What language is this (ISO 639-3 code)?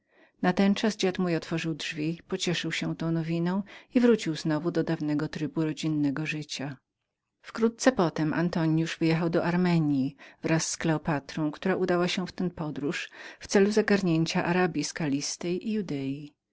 pol